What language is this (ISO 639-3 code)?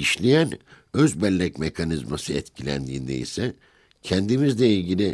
tur